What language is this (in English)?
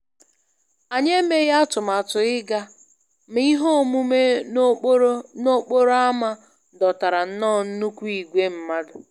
Igbo